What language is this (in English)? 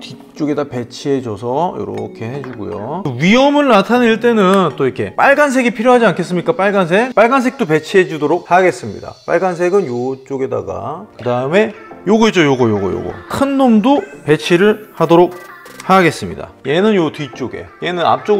Korean